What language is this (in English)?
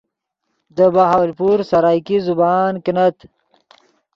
Yidgha